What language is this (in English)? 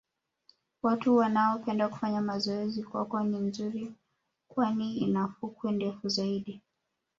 Swahili